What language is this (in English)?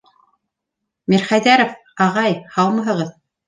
Bashkir